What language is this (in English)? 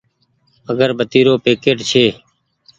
Goaria